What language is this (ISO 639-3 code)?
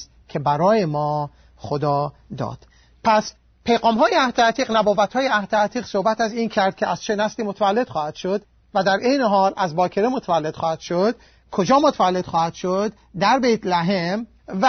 fas